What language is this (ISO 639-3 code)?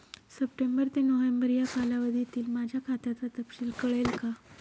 mar